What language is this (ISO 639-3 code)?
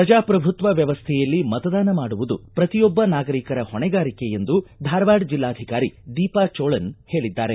kan